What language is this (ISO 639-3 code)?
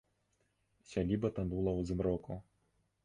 bel